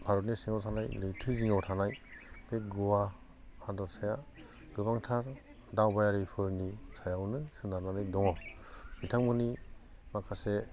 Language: Bodo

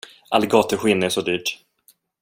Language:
Swedish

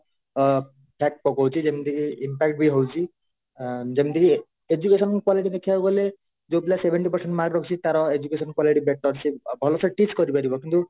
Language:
Odia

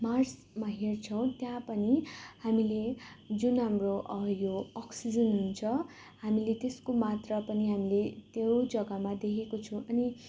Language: Nepali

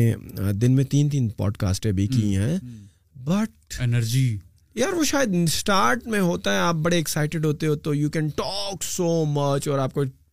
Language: Urdu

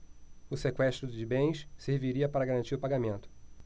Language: Portuguese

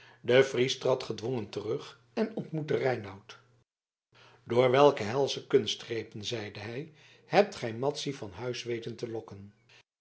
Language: Dutch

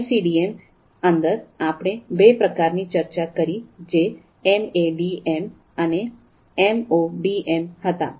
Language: Gujarati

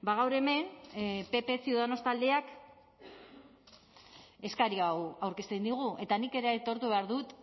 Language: Basque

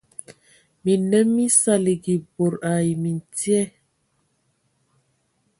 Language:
Ewondo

